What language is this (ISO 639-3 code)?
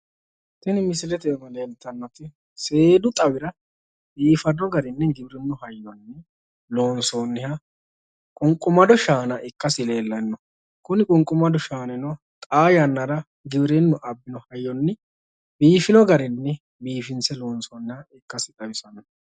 sid